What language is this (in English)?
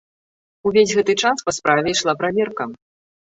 Belarusian